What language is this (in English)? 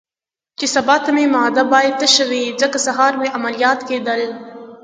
Pashto